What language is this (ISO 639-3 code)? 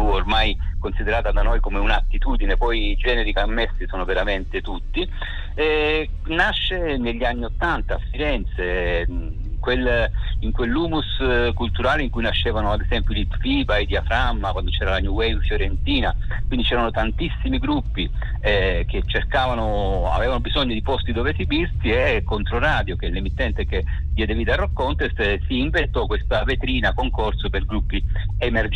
ita